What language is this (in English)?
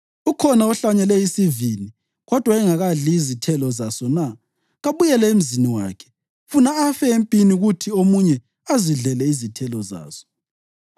North Ndebele